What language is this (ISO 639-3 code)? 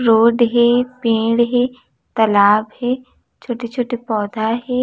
hne